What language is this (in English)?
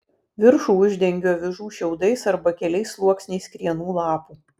Lithuanian